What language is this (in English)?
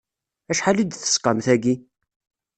Kabyle